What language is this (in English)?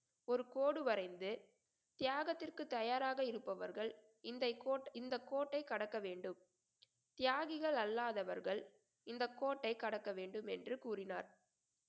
Tamil